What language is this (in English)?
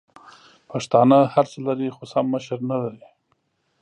Pashto